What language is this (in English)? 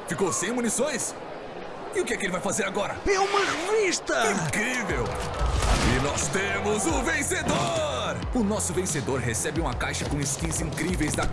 Portuguese